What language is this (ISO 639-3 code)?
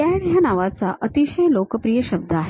mar